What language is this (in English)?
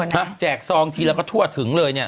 Thai